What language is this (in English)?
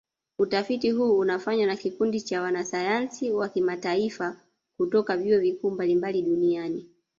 Swahili